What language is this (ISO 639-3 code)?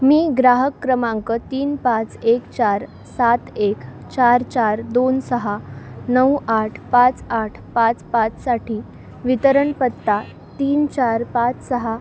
mar